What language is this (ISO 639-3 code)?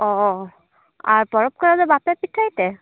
sat